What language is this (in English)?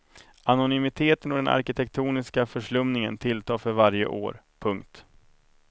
Swedish